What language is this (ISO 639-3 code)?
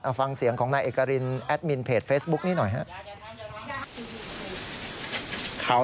tha